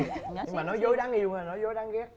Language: Vietnamese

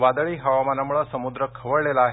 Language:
Marathi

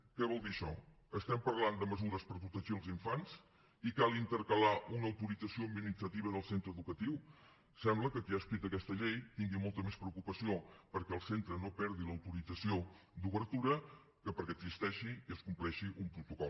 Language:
Catalan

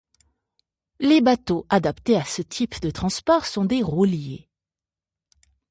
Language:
French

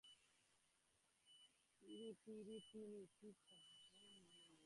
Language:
Bangla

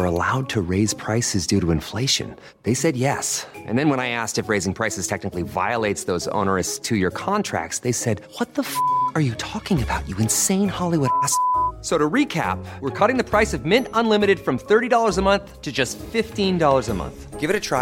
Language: Swedish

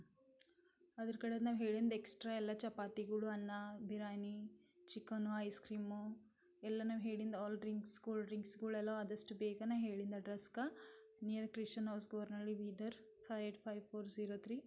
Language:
Kannada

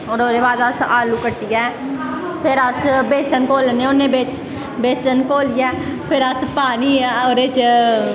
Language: Dogri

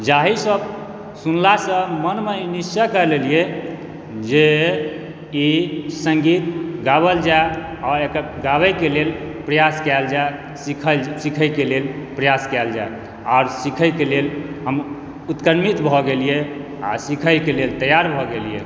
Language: Maithili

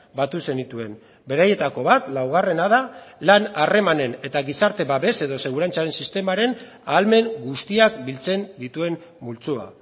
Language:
Basque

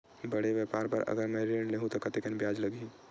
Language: Chhattisgarhi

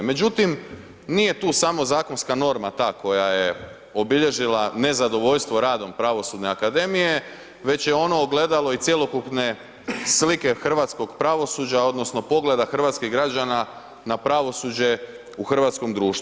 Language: Croatian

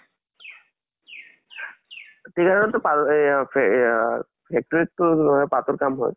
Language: Assamese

